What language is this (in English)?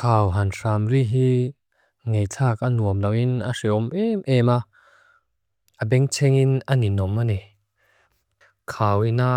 Mizo